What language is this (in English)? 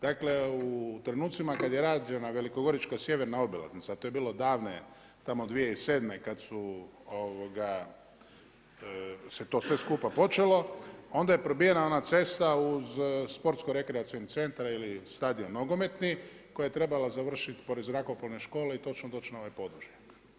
Croatian